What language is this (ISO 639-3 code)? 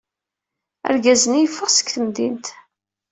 kab